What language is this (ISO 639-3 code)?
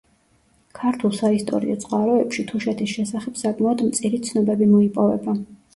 kat